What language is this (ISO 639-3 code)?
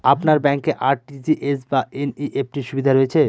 ben